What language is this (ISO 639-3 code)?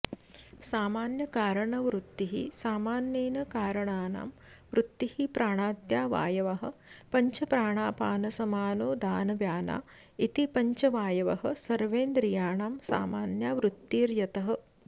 san